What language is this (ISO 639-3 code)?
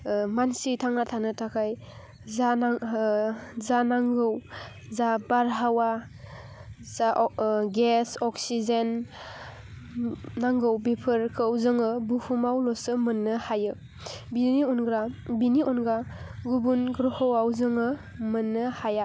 brx